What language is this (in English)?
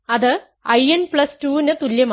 Malayalam